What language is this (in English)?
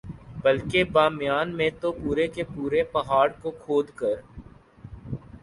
Urdu